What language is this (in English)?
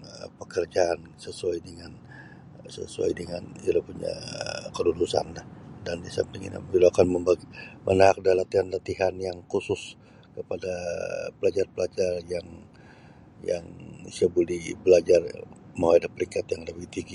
Sabah Bisaya